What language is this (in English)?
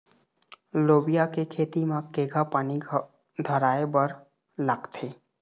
Chhattisgarhi